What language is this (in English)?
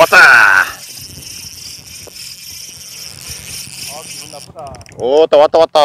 Korean